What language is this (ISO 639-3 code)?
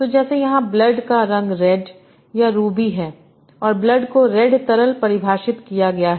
hin